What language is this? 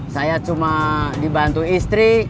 Indonesian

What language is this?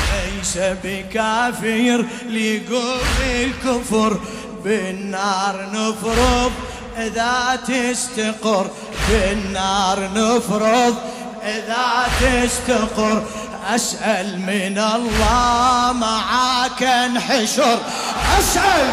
Arabic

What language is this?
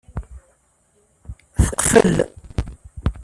Kabyle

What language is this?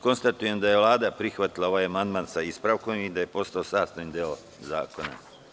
Serbian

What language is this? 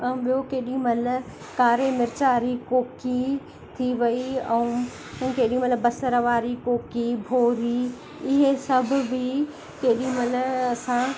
Sindhi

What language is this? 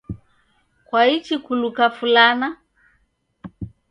Taita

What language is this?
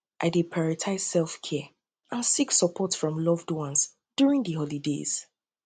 Nigerian Pidgin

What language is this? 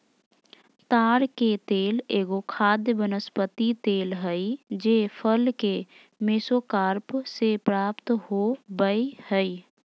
Magahi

